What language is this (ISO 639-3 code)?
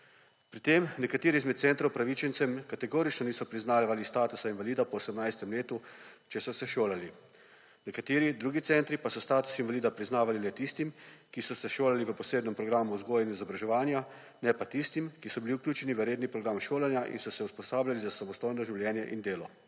slv